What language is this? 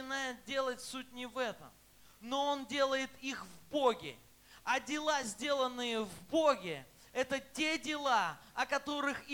Russian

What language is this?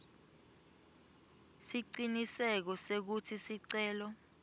Swati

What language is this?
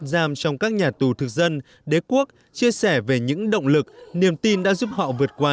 Vietnamese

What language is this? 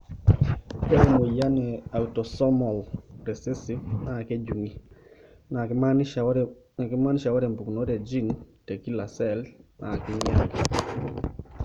Masai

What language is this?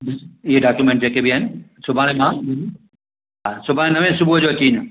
Sindhi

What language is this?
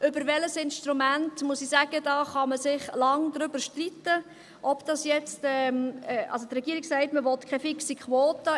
Swiss German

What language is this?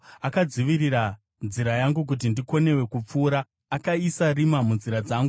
Shona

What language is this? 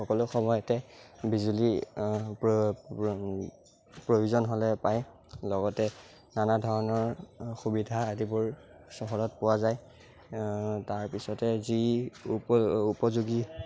Assamese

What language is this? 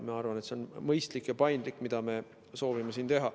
Estonian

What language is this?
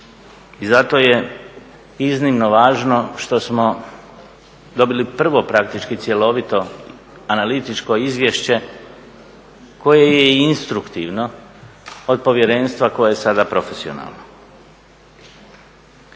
Croatian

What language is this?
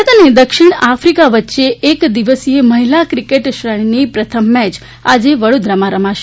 Gujarati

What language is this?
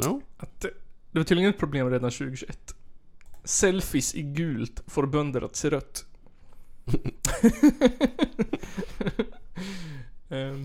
Swedish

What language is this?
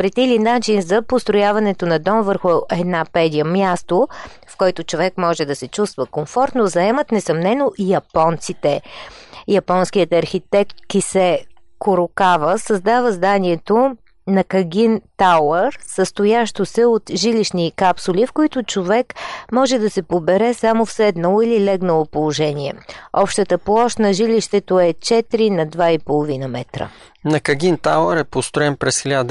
Bulgarian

